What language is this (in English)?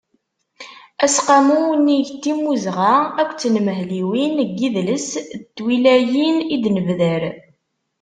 Kabyle